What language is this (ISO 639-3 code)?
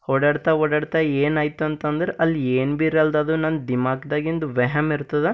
kan